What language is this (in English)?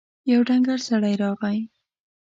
Pashto